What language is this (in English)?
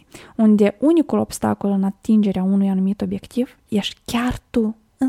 Romanian